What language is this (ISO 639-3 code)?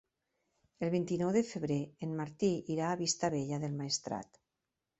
cat